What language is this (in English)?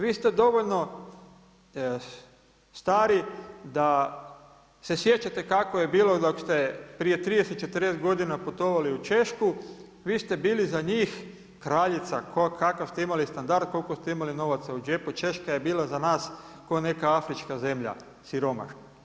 Croatian